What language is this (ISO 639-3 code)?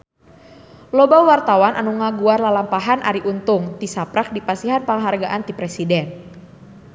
sun